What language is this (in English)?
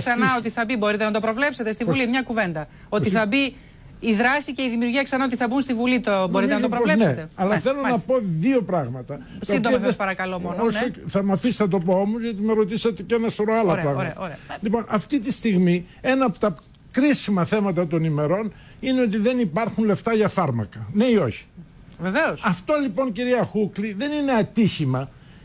Greek